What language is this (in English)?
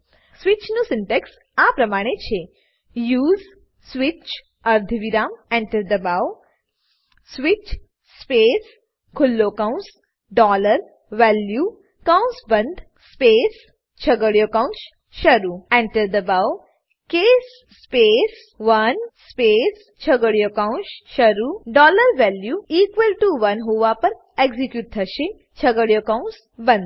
Gujarati